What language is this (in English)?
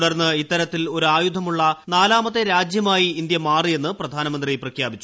Malayalam